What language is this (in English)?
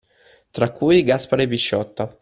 Italian